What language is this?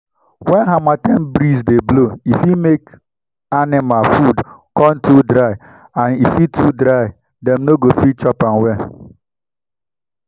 Nigerian Pidgin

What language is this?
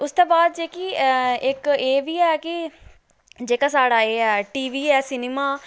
Dogri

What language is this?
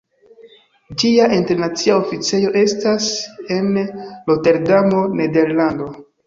Esperanto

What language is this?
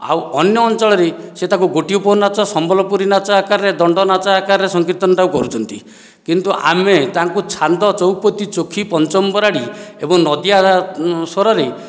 Odia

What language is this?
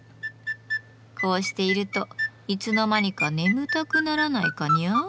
Japanese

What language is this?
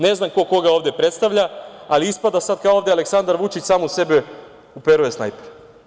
Serbian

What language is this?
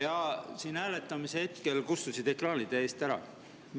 Estonian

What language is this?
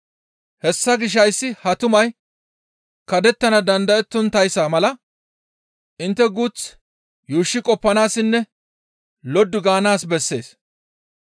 Gamo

